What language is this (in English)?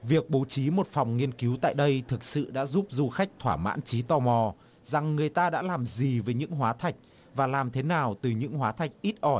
Vietnamese